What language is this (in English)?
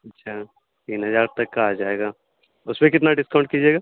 Urdu